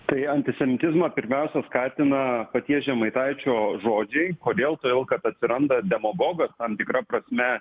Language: Lithuanian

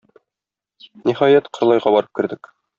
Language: Tatar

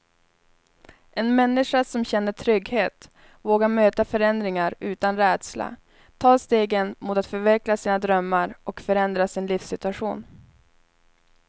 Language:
Swedish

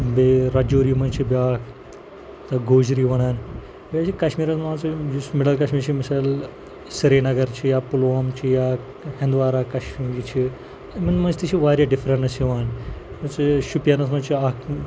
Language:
Kashmiri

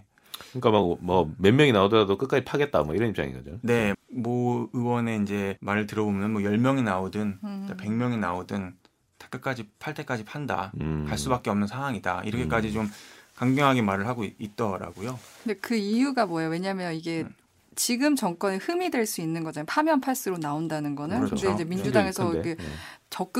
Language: Korean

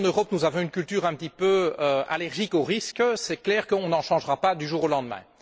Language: French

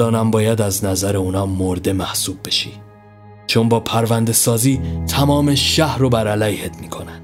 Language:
Persian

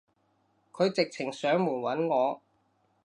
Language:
Cantonese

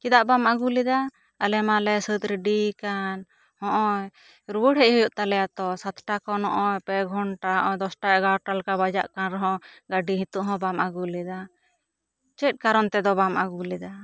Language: Santali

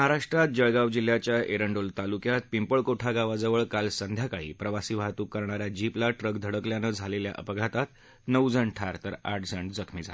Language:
Marathi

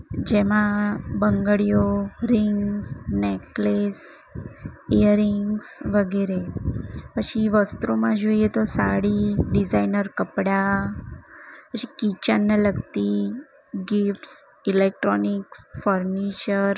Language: Gujarati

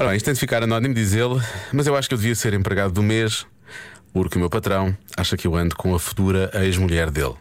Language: Portuguese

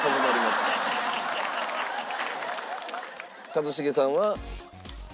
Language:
Japanese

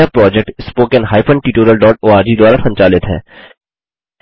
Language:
Hindi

